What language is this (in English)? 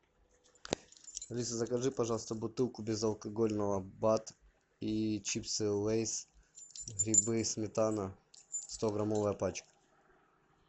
Russian